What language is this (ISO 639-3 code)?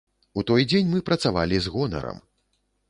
bel